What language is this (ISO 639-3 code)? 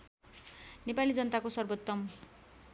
nep